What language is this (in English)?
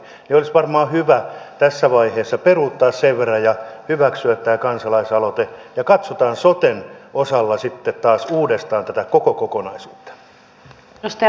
Finnish